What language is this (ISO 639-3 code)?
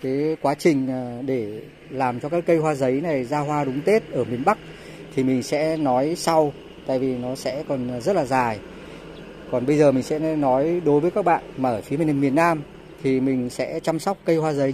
vie